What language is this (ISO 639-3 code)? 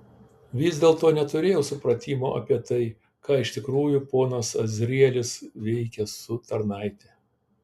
lit